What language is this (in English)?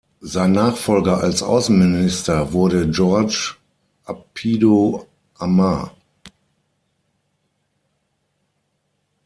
German